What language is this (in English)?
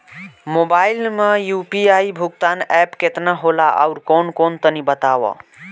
Bhojpuri